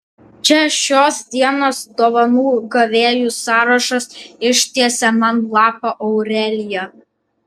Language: Lithuanian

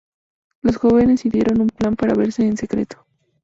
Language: Spanish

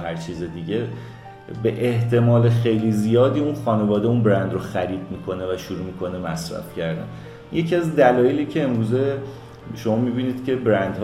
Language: Persian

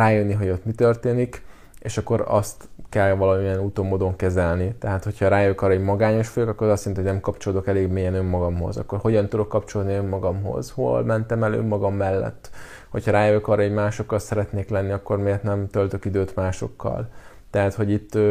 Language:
Hungarian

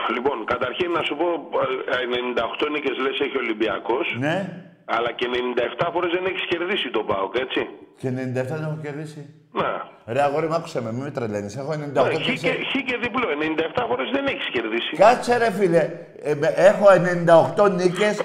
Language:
Greek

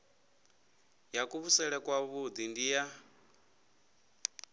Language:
Venda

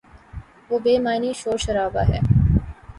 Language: Urdu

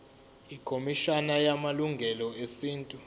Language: Zulu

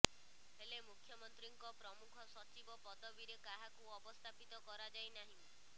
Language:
Odia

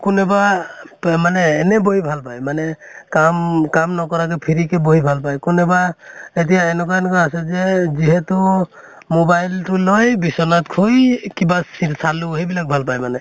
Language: Assamese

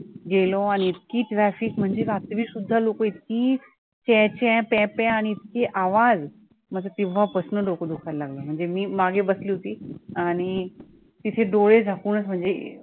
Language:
Marathi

